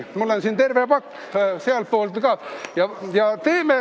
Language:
Estonian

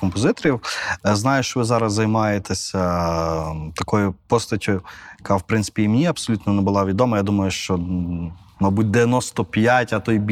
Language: Ukrainian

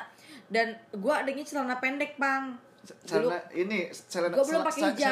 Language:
Indonesian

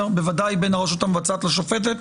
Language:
Hebrew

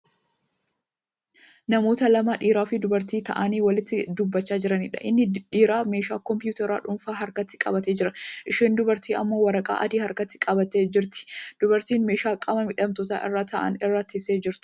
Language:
Oromo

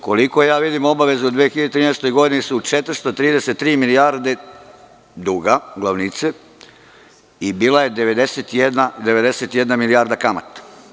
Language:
Serbian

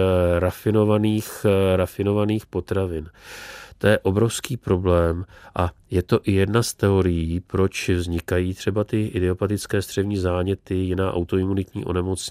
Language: Czech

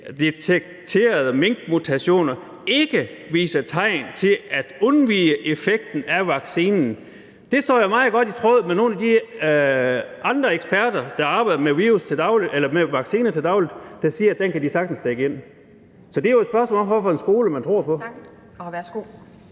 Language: Danish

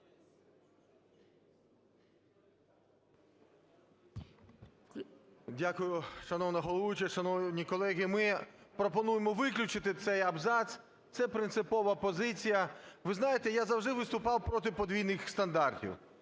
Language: Ukrainian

